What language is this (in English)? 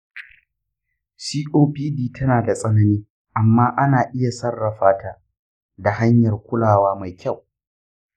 Hausa